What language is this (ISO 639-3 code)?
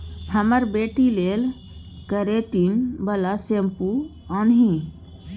mai